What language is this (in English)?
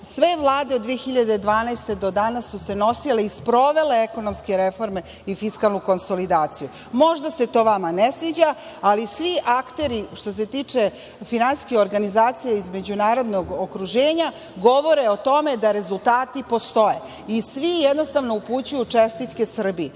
Serbian